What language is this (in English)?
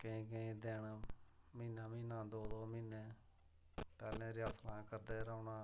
Dogri